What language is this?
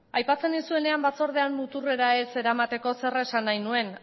Basque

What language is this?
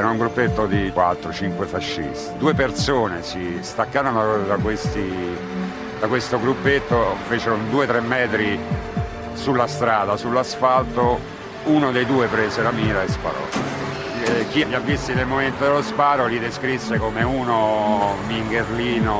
Italian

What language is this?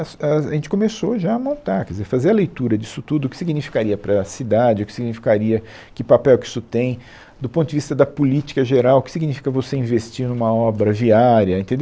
Portuguese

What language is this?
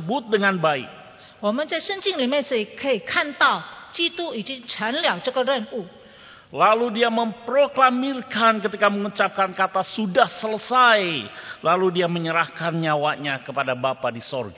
Indonesian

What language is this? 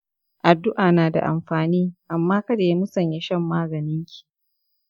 Hausa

